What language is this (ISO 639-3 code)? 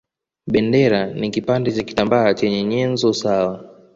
swa